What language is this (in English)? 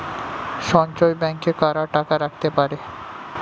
Bangla